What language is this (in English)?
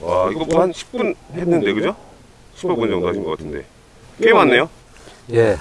Korean